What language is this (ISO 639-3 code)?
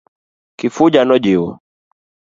luo